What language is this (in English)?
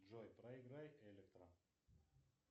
Russian